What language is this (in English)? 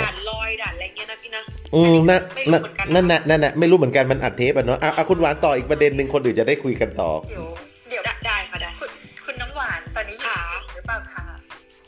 Thai